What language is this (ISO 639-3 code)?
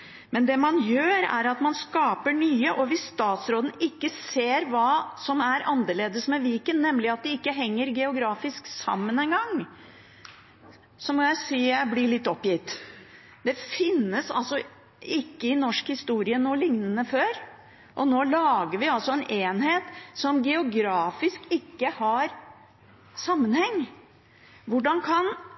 nob